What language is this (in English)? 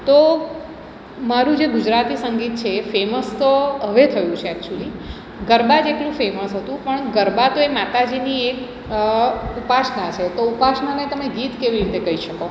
Gujarati